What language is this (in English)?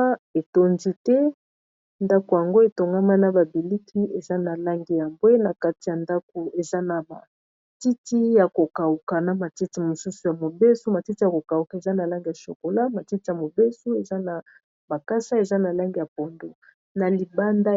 Lingala